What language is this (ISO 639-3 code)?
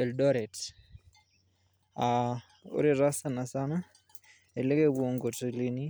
mas